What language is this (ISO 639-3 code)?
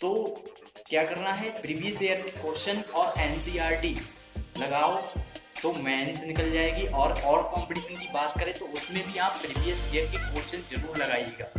hin